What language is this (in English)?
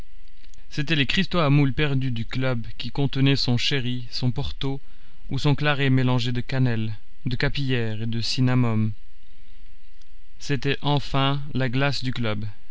French